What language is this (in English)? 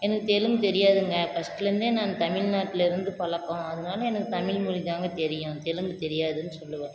Tamil